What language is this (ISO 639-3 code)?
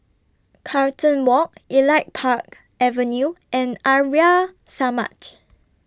eng